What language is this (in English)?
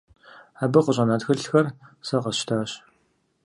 Kabardian